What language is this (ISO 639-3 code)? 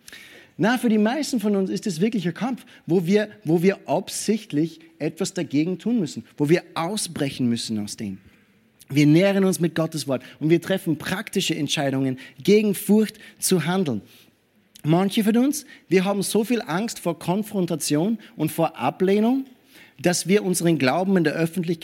deu